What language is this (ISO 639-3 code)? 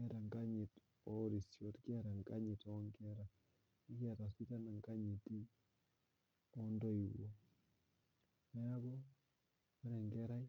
mas